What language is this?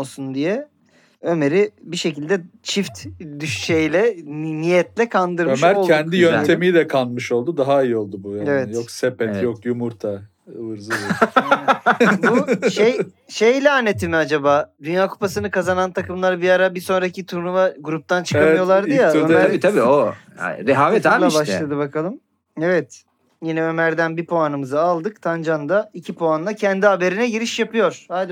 Turkish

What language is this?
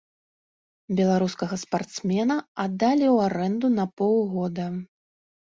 Belarusian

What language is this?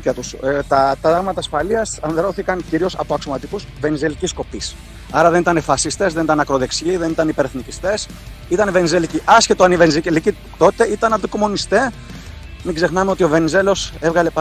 Greek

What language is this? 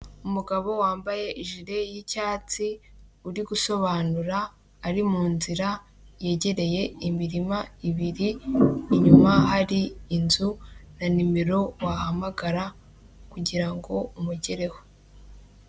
Kinyarwanda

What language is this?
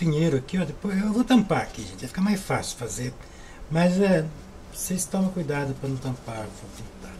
Portuguese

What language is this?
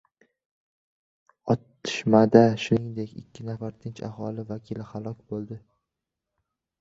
Uzbek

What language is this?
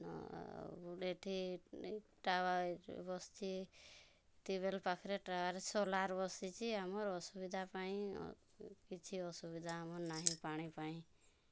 Odia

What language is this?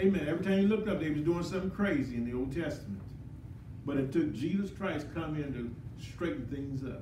English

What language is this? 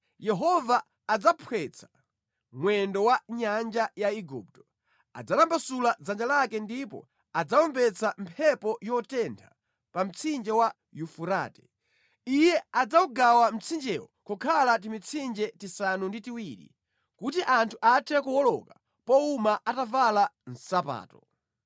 Nyanja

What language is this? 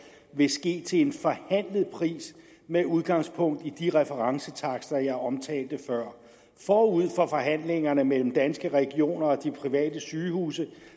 Danish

